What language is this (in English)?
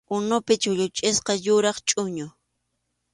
Arequipa-La Unión Quechua